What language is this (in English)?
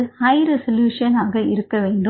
Tamil